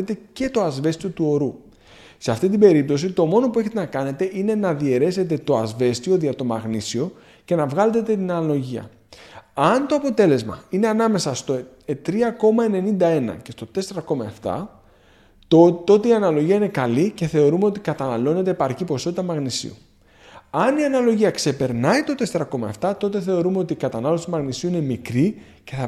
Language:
Greek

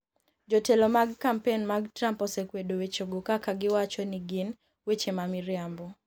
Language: Luo (Kenya and Tanzania)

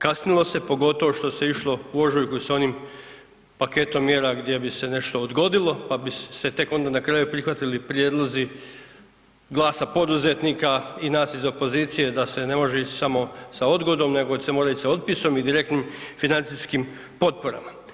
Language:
Croatian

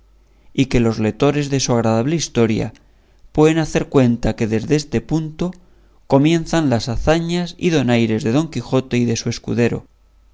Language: Spanish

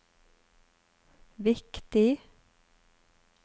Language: Norwegian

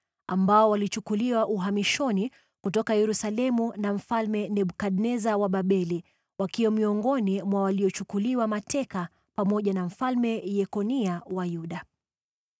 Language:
Swahili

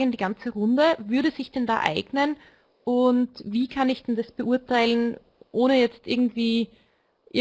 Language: German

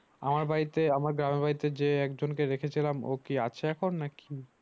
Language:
Bangla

